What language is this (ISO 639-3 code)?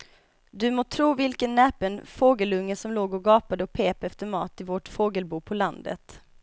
swe